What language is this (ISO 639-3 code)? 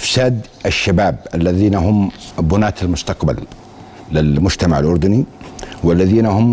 ara